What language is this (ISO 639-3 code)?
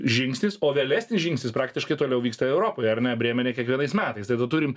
lit